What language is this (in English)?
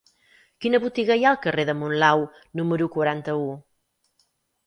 Catalan